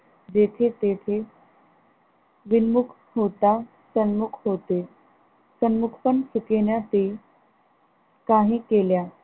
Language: Marathi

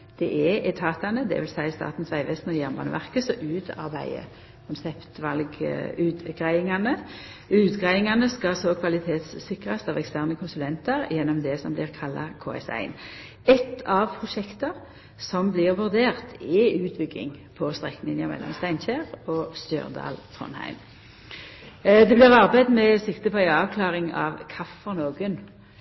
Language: Norwegian Nynorsk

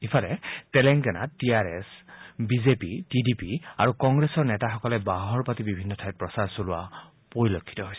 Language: Assamese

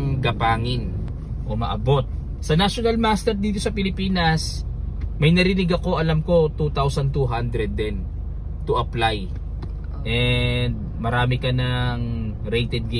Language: Filipino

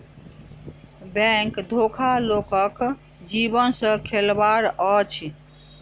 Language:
Maithili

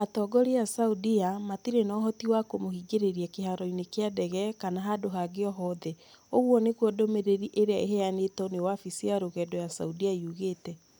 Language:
Kikuyu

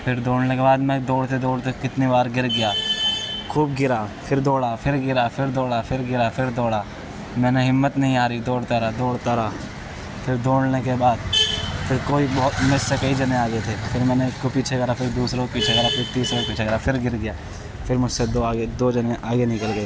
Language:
Urdu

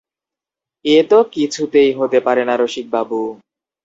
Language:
Bangla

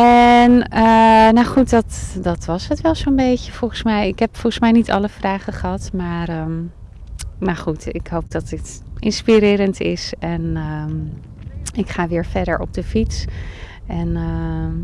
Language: Dutch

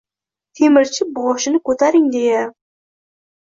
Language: Uzbek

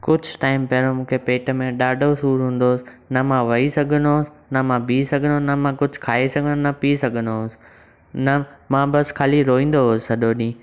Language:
Sindhi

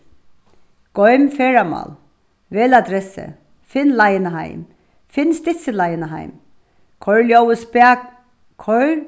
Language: Faroese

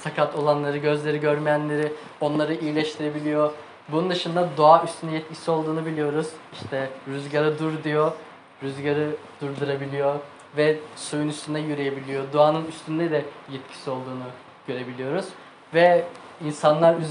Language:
Turkish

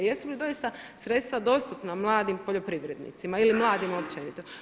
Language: Croatian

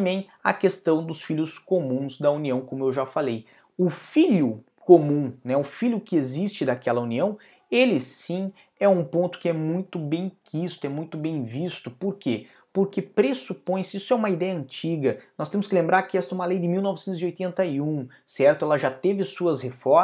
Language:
Portuguese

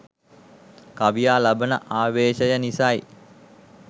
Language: Sinhala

